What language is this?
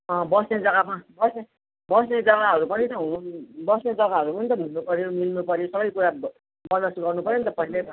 Nepali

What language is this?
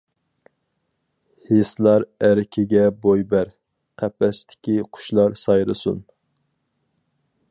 Uyghur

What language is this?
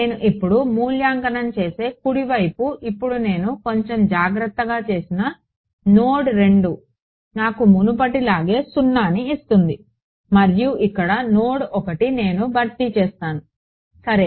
Telugu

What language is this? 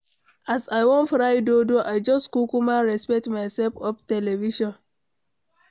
Nigerian Pidgin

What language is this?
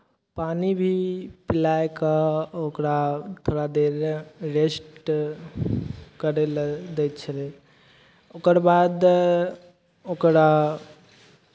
Maithili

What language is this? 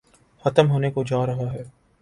Urdu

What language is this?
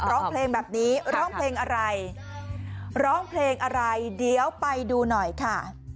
Thai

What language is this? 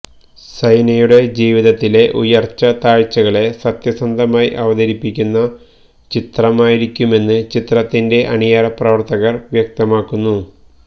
Malayalam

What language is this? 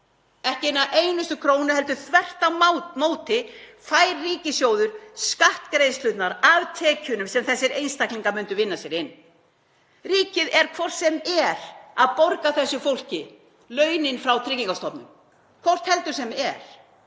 Icelandic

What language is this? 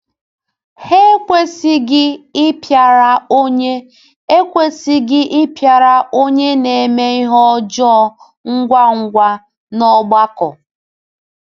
Igbo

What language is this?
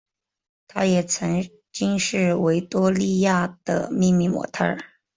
Chinese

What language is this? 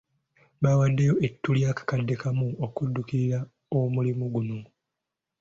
Ganda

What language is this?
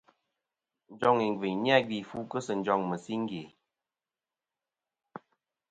Kom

